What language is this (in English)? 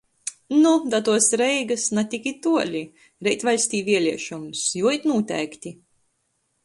Latgalian